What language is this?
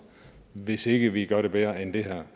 Danish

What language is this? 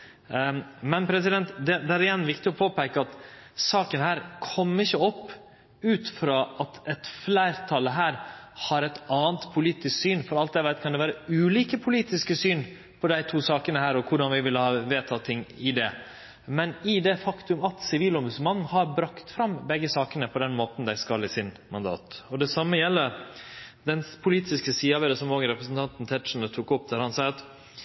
Norwegian Nynorsk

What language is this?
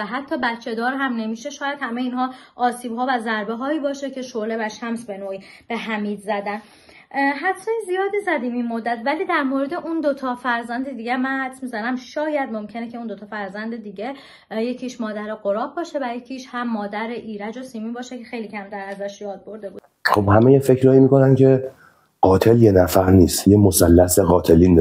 Persian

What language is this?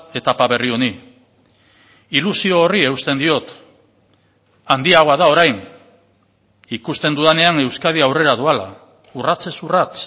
Basque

